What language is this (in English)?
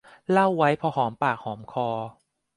Thai